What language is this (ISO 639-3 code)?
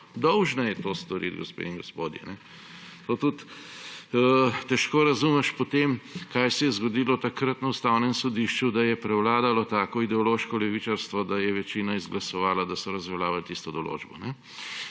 slv